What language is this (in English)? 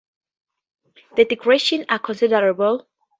English